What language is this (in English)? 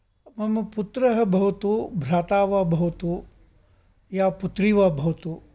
Sanskrit